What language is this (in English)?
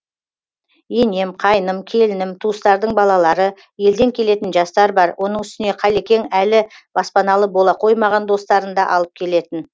Kazakh